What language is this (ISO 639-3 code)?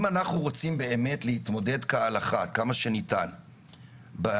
heb